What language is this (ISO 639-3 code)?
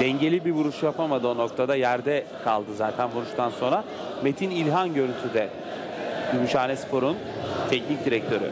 tur